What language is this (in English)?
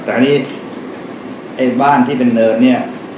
Thai